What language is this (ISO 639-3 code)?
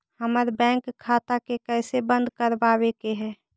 mag